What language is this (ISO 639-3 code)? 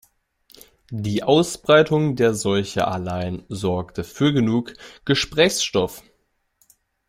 deu